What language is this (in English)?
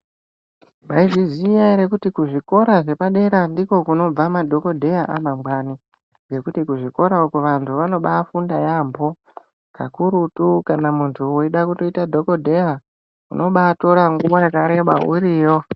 Ndau